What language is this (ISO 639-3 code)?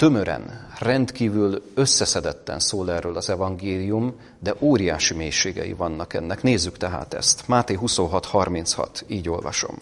hun